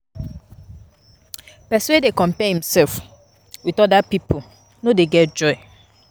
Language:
Nigerian Pidgin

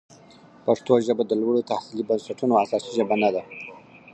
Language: Pashto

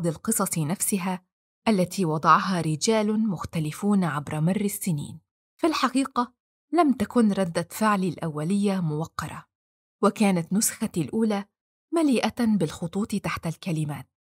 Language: Arabic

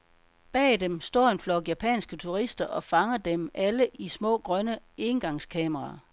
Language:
Danish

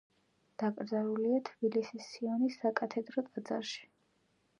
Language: Georgian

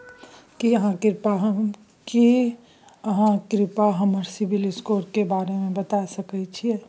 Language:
Maithili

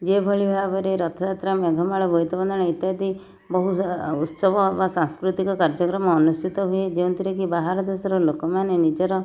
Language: Odia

